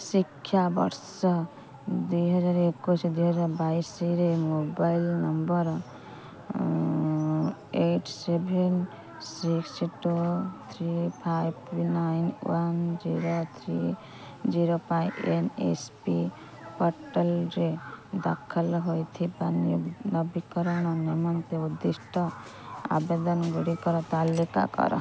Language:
Odia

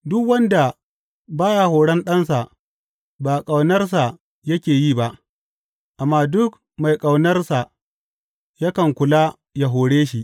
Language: Hausa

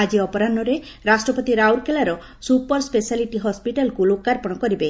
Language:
Odia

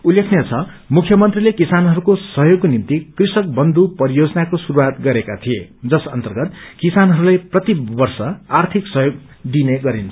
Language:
Nepali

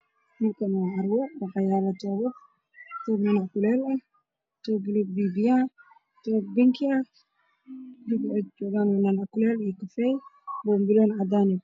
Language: Somali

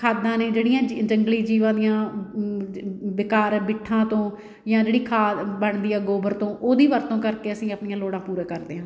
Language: Punjabi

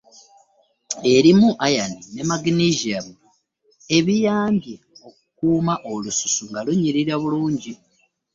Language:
Ganda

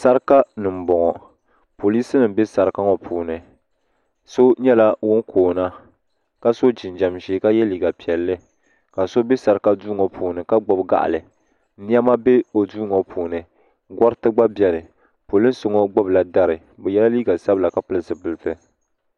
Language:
Dagbani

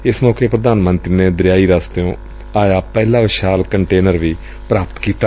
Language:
Punjabi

